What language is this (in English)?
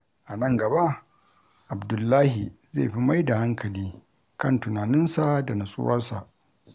Hausa